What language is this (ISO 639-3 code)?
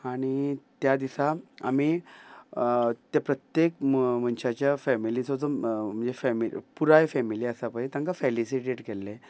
kok